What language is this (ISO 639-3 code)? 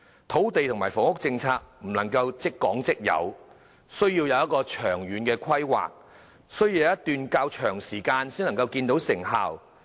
yue